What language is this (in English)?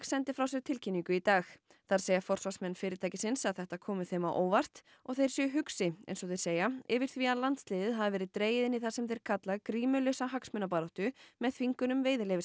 Icelandic